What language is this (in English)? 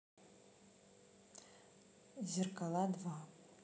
Russian